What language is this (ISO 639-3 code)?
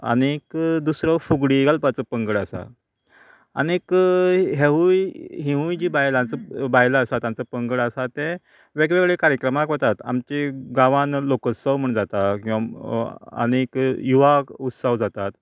kok